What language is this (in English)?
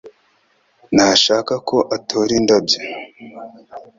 Kinyarwanda